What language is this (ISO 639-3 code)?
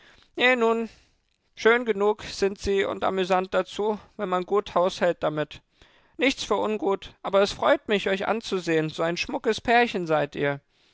deu